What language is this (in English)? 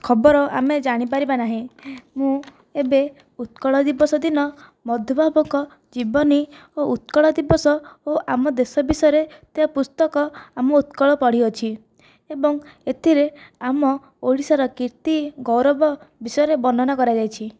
Odia